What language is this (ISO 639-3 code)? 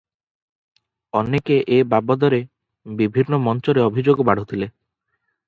ori